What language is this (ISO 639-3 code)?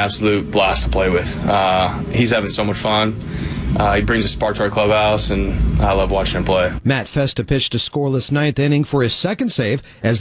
eng